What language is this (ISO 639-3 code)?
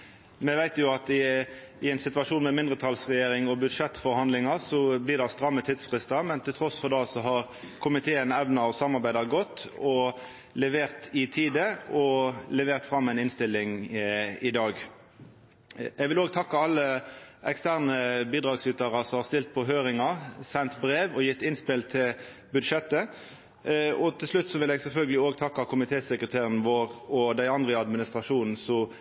nno